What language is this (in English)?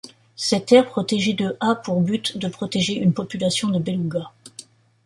French